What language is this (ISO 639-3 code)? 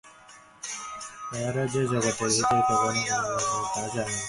ben